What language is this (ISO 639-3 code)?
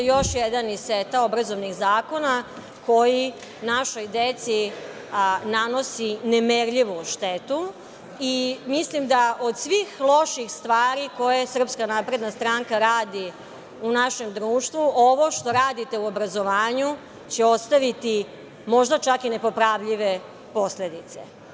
srp